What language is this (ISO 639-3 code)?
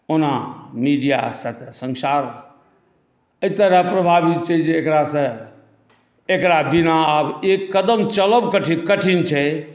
mai